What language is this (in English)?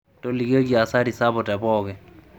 Masai